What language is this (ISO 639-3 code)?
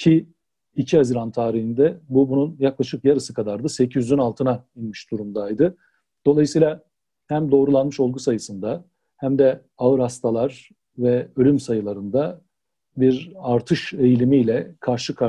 tur